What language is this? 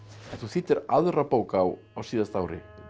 Icelandic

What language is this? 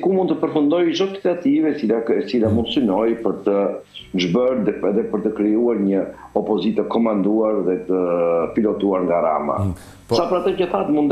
Romanian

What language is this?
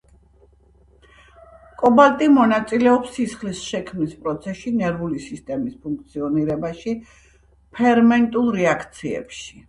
Georgian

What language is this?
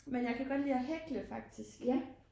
Danish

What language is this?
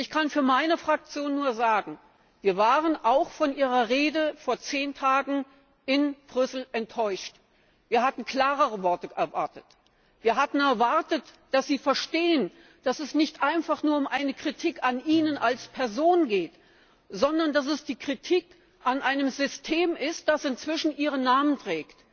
German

